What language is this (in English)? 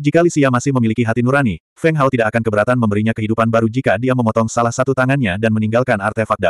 Indonesian